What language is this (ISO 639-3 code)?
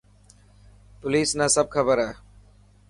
mki